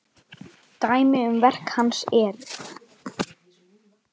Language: Icelandic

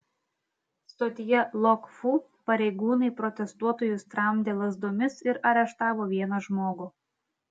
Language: Lithuanian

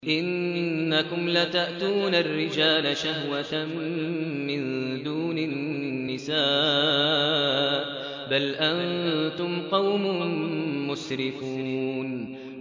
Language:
Arabic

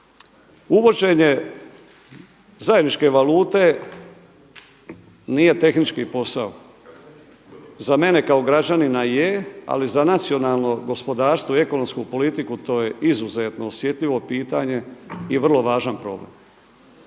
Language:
Croatian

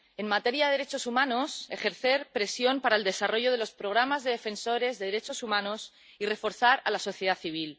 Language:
Spanish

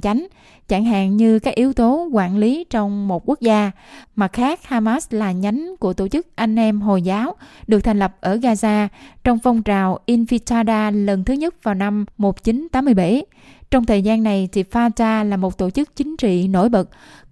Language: Vietnamese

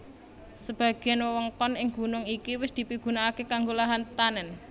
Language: Javanese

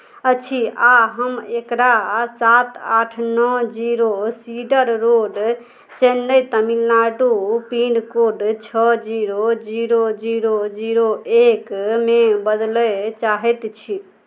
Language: Maithili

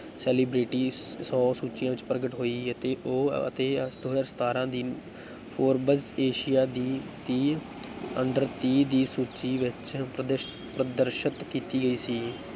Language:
Punjabi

